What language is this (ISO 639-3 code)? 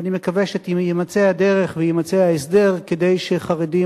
heb